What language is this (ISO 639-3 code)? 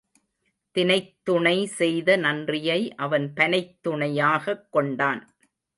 tam